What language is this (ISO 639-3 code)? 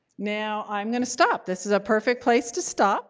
eng